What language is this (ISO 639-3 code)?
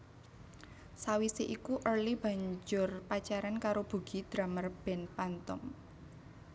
jav